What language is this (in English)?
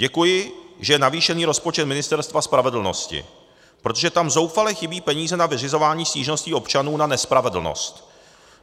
Czech